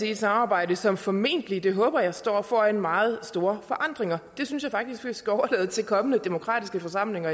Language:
Danish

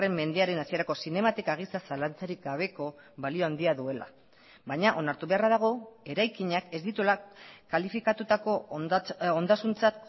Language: Basque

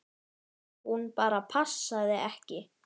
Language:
Icelandic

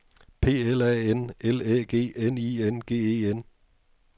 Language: Danish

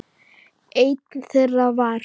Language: Icelandic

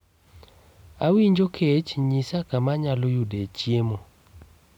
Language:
Luo (Kenya and Tanzania)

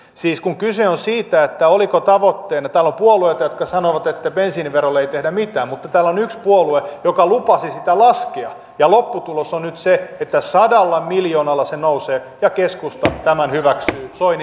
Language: Finnish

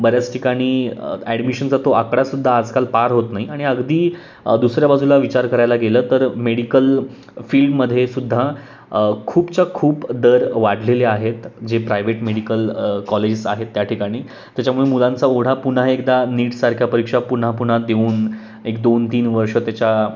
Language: Marathi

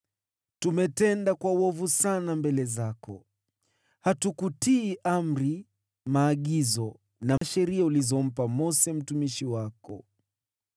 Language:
Swahili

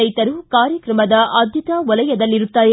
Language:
Kannada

